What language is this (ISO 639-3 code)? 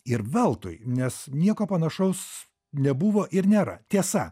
lit